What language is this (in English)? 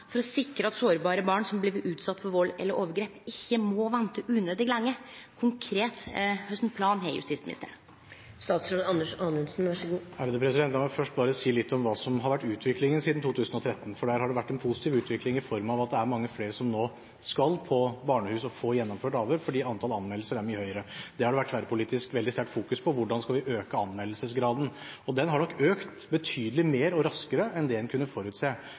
Norwegian